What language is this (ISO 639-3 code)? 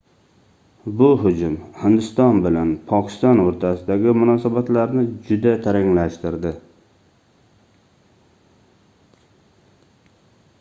uzb